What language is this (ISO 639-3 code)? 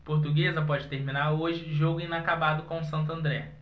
por